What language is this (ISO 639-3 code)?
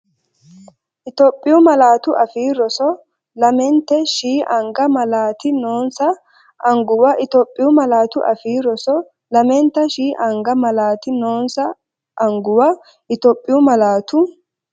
sid